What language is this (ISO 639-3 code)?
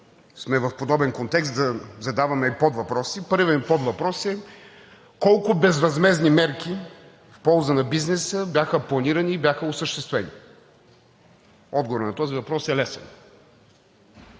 bul